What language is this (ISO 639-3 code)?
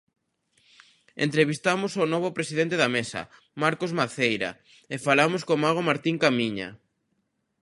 glg